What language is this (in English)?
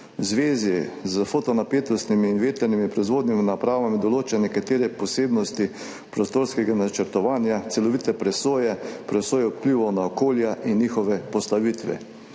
Slovenian